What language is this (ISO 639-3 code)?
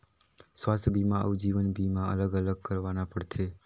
hne